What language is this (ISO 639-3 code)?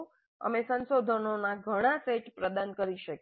guj